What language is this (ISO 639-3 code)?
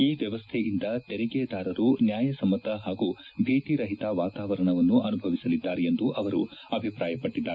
kan